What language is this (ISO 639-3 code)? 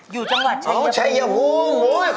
tha